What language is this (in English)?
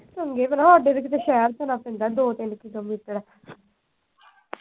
Punjabi